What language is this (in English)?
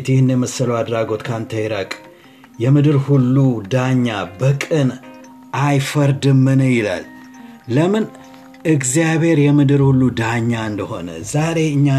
Amharic